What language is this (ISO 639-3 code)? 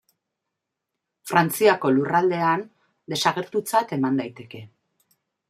eus